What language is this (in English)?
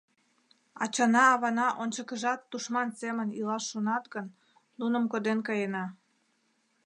Mari